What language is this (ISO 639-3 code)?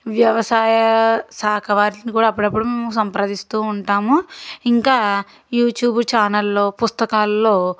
tel